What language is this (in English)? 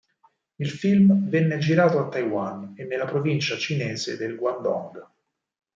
Italian